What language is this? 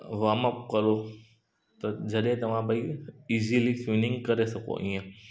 Sindhi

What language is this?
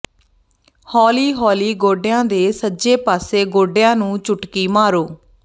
Punjabi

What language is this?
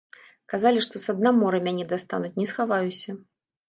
Belarusian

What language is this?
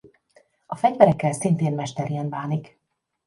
Hungarian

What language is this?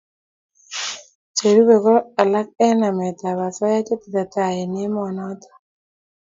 Kalenjin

